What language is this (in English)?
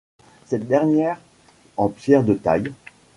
French